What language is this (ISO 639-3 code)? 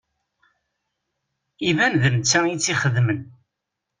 kab